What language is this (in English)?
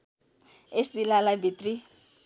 Nepali